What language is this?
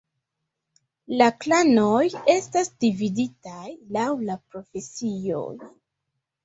Esperanto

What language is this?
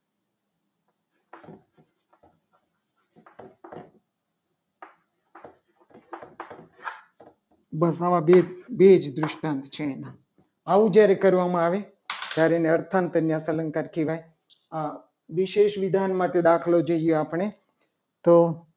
Gujarati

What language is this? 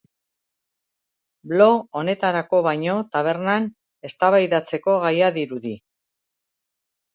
Basque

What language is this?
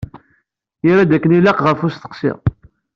Kabyle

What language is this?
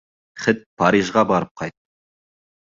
Bashkir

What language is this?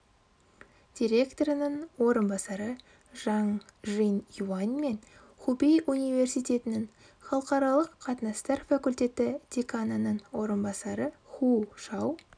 Kazakh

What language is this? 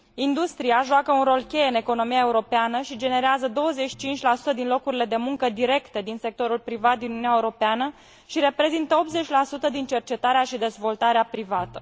Romanian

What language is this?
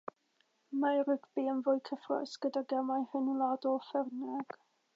Welsh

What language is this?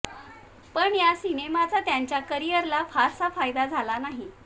Marathi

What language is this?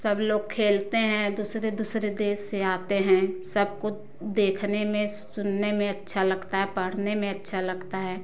Hindi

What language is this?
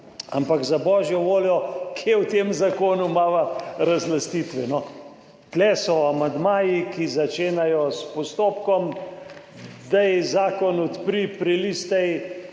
Slovenian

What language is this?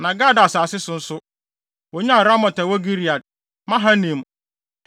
Akan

